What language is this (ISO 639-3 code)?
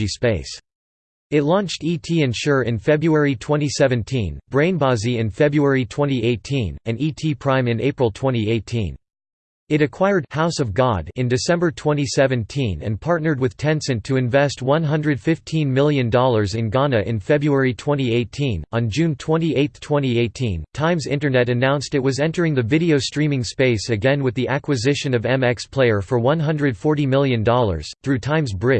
eng